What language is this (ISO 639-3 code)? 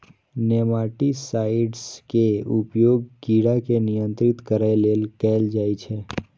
mai